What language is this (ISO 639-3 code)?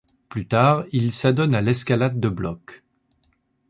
fra